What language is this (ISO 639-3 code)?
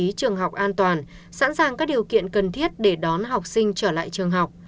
vie